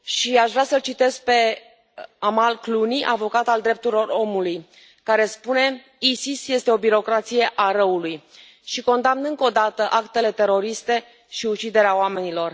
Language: Romanian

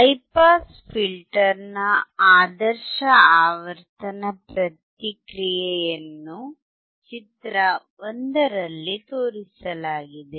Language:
Kannada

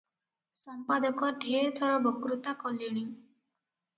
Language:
Odia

